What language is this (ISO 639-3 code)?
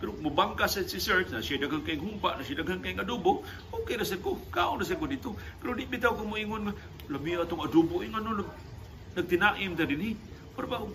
fil